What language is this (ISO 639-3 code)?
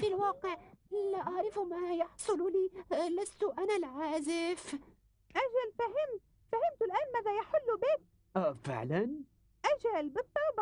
ara